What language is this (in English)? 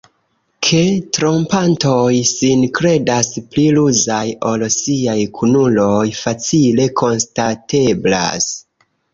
Esperanto